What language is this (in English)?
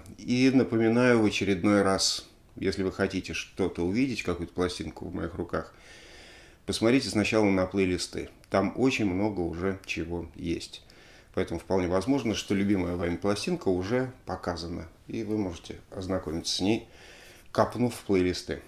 Russian